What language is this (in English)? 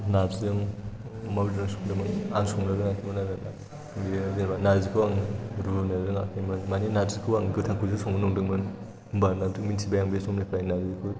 Bodo